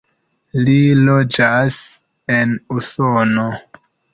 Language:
Esperanto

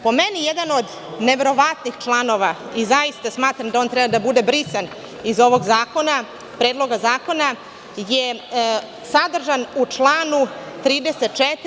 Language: Serbian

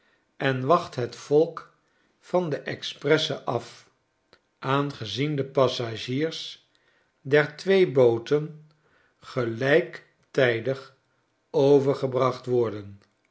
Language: Dutch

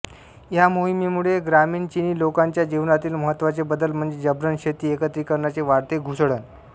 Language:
Marathi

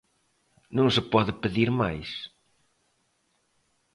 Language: Galician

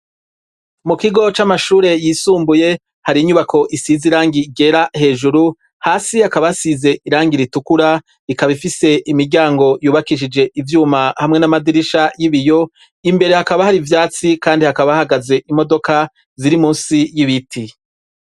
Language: Rundi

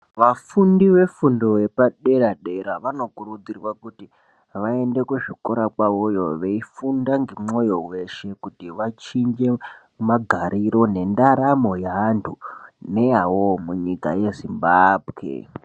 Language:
Ndau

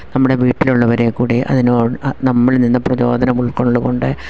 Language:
Malayalam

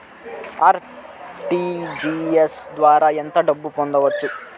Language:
Telugu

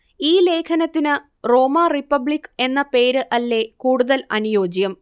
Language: Malayalam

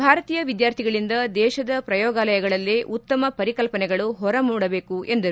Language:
Kannada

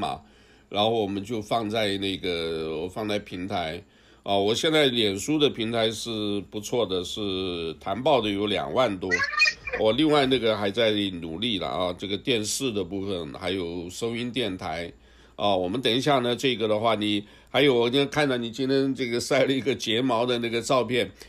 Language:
Chinese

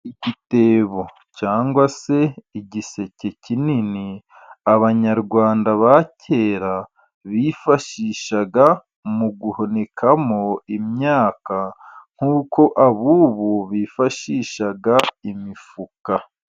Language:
Kinyarwanda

